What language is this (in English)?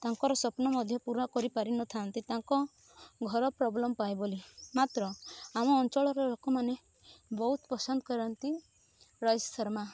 Odia